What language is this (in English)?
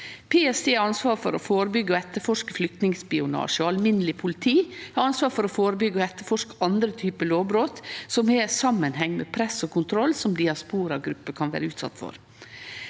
Norwegian